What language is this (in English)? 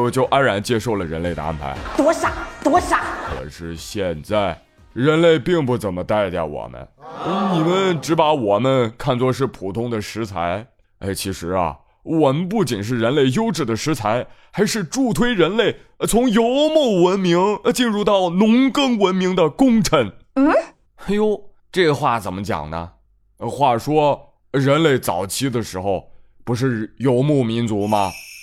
Chinese